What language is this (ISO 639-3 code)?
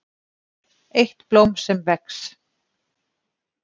isl